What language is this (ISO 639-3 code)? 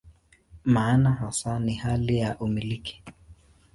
swa